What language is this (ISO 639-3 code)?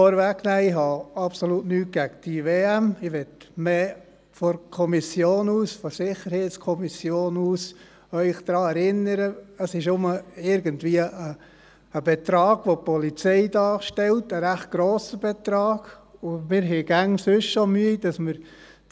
gsw